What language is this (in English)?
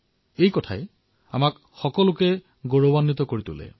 Assamese